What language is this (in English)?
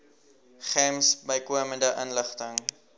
Afrikaans